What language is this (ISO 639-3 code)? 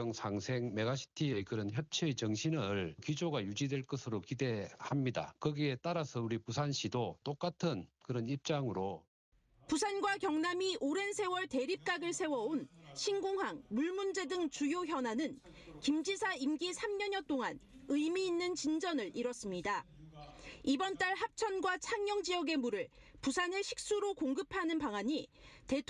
kor